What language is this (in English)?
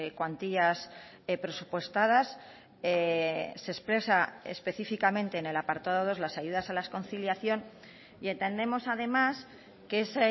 Spanish